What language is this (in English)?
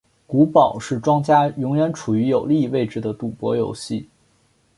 Chinese